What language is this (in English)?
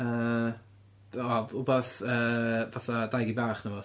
Welsh